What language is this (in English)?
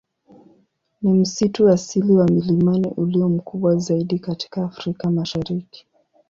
Swahili